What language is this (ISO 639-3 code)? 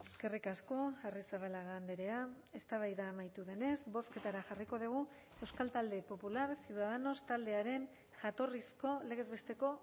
eus